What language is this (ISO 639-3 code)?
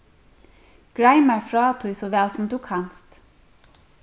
fao